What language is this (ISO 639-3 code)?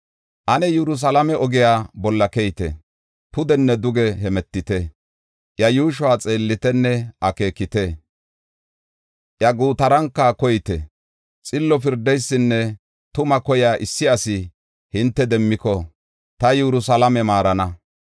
gof